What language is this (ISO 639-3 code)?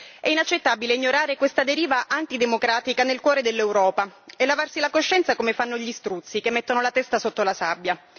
ita